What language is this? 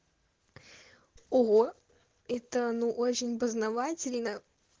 Russian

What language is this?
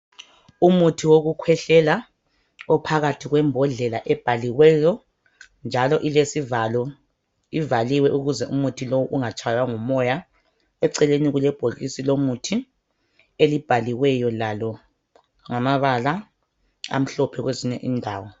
North Ndebele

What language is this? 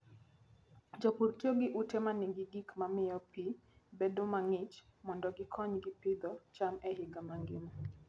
Luo (Kenya and Tanzania)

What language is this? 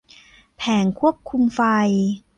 Thai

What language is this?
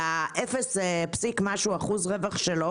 Hebrew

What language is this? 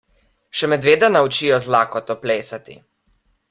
Slovenian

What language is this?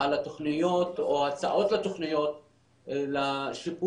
Hebrew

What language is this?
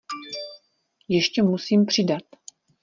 Czech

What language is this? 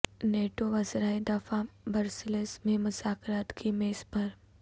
Urdu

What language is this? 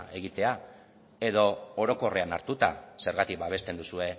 Basque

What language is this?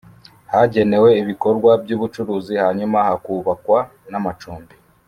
Kinyarwanda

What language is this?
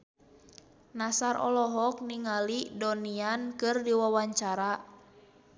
Sundanese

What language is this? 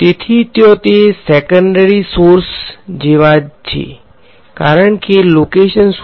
Gujarati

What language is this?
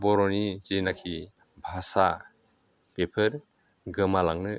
Bodo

